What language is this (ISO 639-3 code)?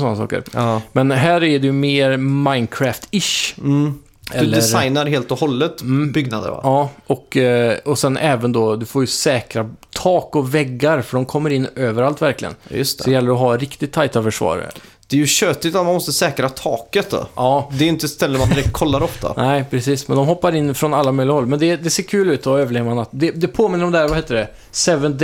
swe